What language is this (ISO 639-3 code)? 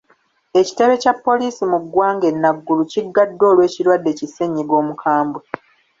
lug